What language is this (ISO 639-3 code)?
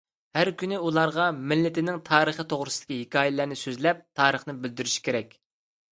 uig